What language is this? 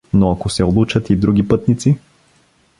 Bulgarian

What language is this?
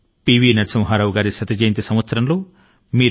Telugu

